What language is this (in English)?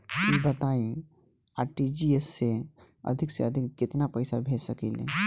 Bhojpuri